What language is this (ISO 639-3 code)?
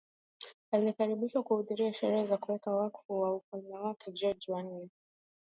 swa